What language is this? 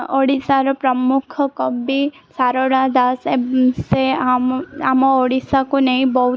Odia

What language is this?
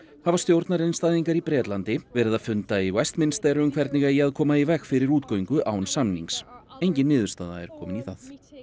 Icelandic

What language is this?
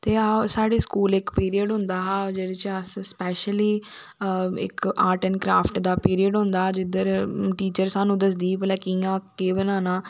Dogri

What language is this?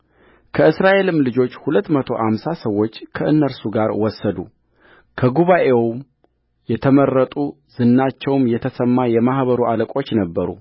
Amharic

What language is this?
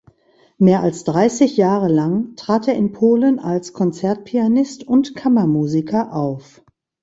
German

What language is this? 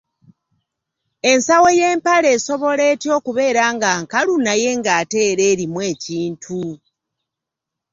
Ganda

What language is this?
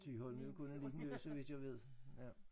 Danish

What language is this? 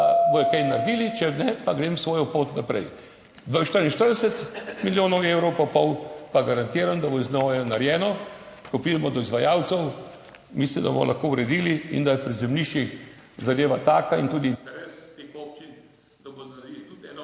Slovenian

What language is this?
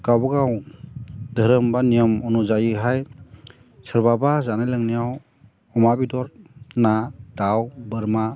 Bodo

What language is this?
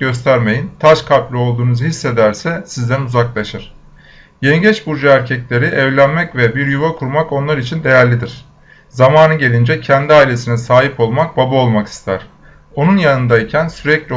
Turkish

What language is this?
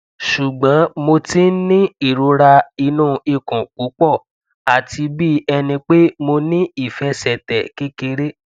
Yoruba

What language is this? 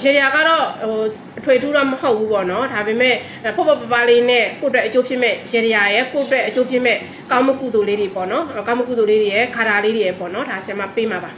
Thai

